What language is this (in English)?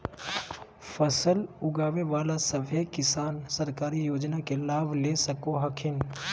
Magahi